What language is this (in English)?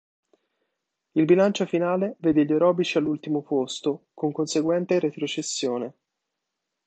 Italian